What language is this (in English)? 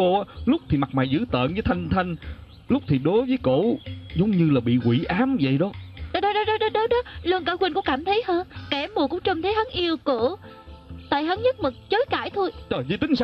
Vietnamese